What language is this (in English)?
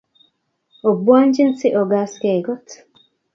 Kalenjin